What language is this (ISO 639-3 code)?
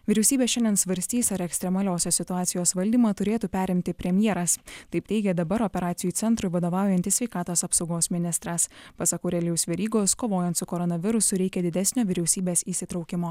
lit